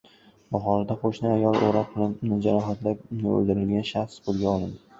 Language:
Uzbek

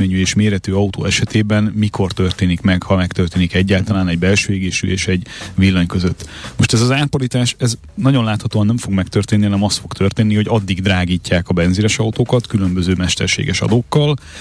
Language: Hungarian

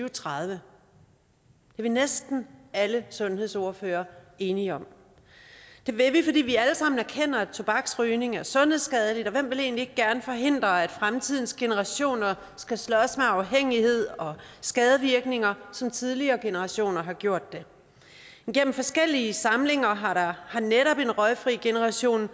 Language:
Danish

